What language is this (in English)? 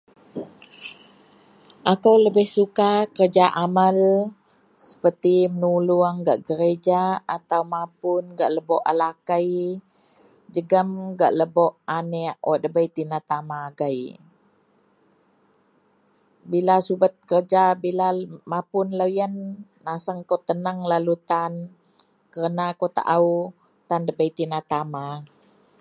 Central Melanau